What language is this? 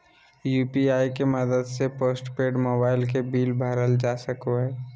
Magahi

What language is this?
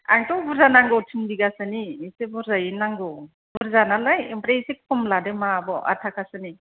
Bodo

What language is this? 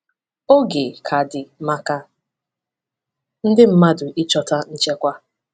Igbo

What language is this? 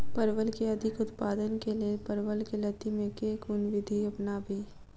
Maithili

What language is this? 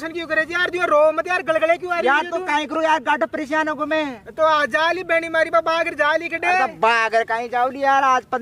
Hindi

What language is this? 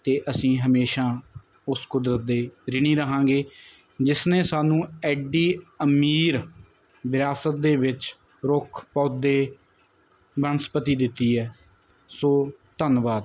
Punjabi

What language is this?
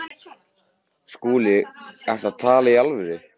Icelandic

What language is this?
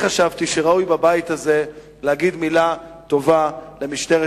Hebrew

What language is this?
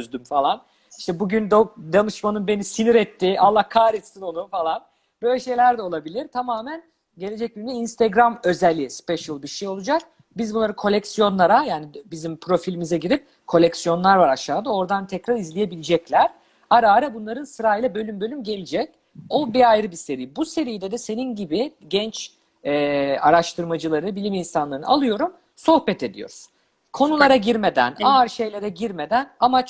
Turkish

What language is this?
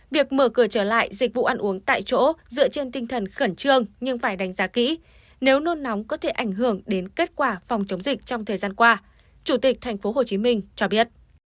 Vietnamese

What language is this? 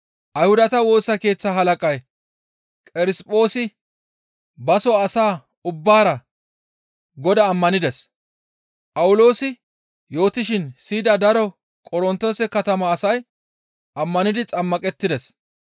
Gamo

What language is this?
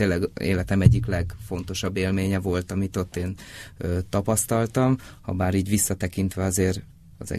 Hungarian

